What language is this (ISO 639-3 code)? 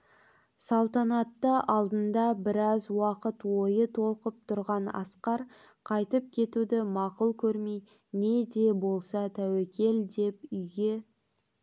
kaz